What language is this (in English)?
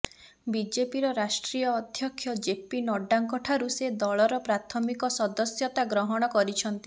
Odia